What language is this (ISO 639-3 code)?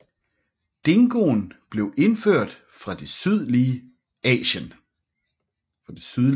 dan